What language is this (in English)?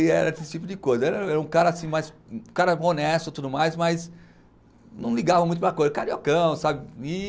Portuguese